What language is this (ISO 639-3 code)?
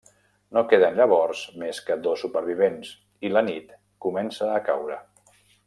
cat